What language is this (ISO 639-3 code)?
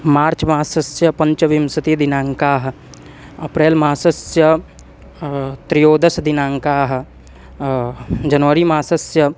san